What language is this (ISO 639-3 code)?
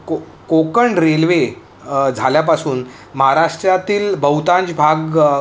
mar